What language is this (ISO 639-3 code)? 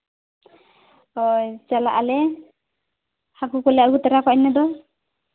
sat